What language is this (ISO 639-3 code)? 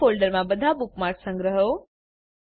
guj